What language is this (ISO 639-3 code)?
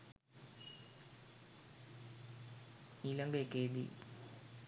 sin